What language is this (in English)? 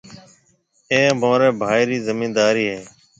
Marwari (Pakistan)